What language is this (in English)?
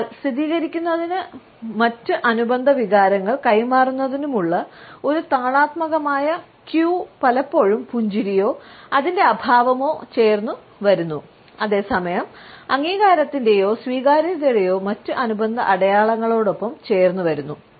Malayalam